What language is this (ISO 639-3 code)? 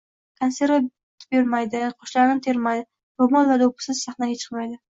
uzb